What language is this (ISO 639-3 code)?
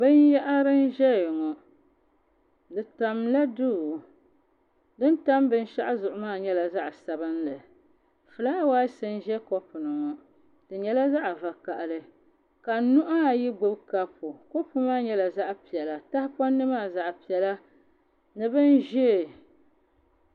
dag